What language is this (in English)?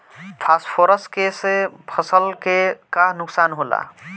Bhojpuri